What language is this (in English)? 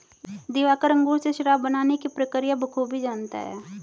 Hindi